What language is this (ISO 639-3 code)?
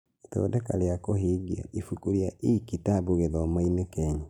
kik